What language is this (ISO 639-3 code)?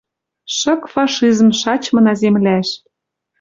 mrj